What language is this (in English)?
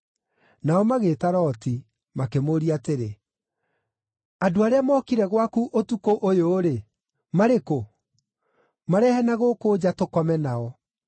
Kikuyu